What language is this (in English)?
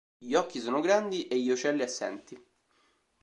Italian